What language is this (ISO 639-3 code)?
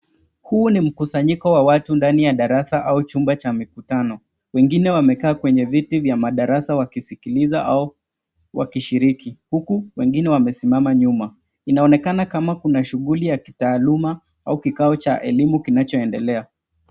swa